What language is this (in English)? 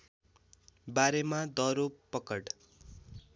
Nepali